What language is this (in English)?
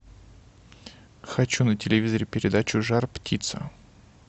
Russian